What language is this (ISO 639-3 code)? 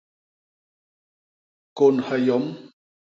bas